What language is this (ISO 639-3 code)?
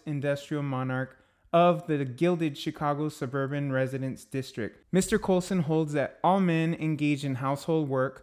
eng